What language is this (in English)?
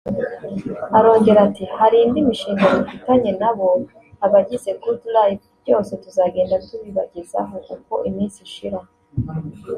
Kinyarwanda